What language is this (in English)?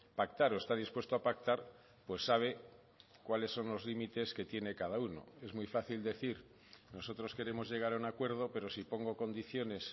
Spanish